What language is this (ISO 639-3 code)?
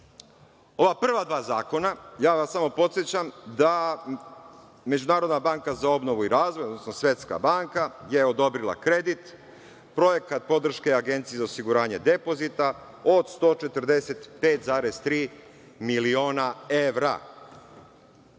srp